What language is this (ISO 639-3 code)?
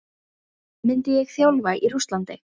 isl